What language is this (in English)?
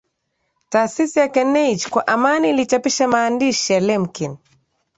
Swahili